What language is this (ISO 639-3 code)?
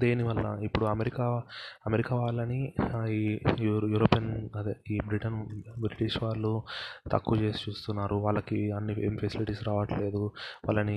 tel